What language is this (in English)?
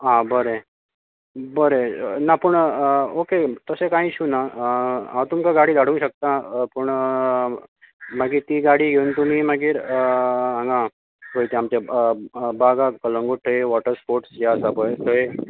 Konkani